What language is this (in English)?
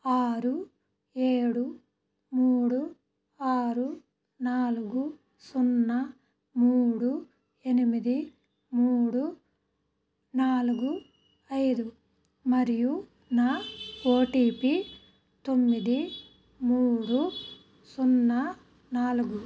Telugu